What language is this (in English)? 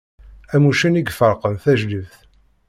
Kabyle